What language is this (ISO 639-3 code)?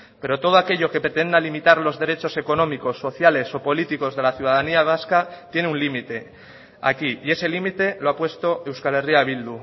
spa